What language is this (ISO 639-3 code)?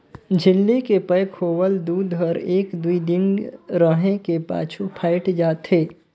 hne